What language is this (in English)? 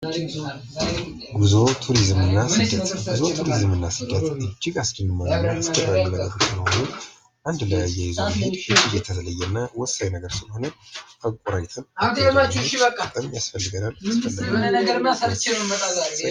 Amharic